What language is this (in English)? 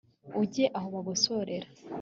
Kinyarwanda